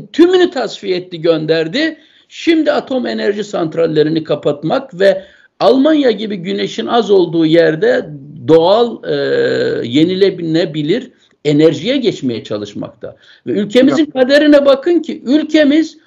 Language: Turkish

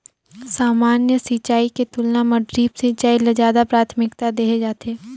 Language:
Chhattisgarhi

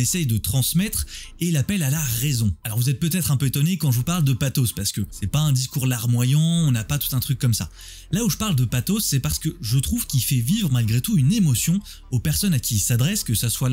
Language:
French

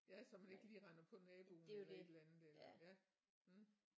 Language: Danish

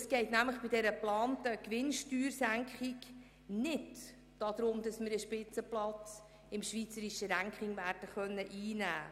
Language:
Swiss German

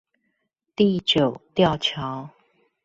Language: Chinese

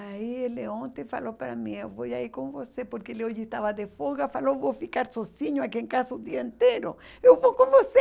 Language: Portuguese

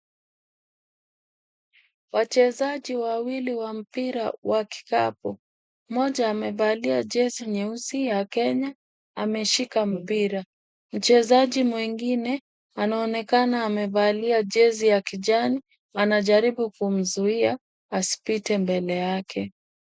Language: Swahili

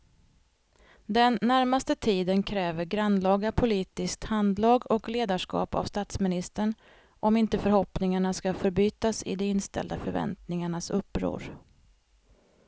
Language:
Swedish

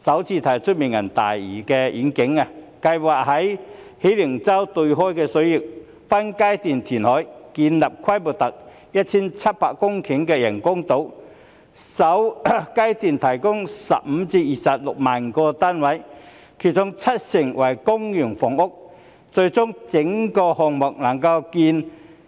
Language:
Cantonese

